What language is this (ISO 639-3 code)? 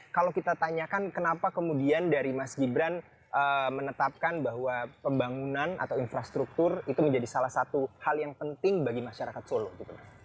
ind